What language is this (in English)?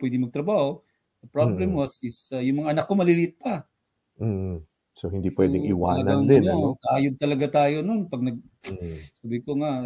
Filipino